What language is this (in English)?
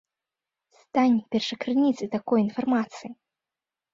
Belarusian